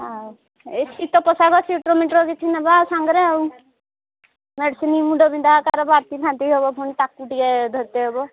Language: Odia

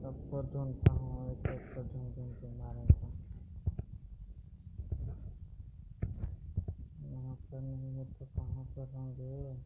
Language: Gujarati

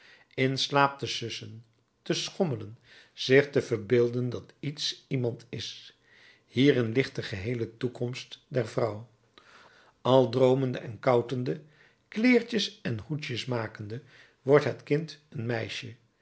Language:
Dutch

